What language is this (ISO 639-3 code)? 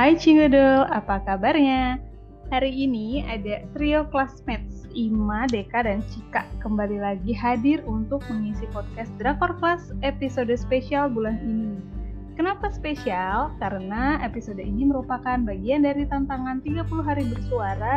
ind